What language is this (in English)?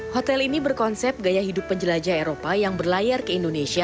Indonesian